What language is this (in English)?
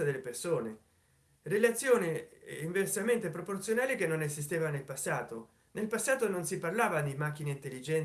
Italian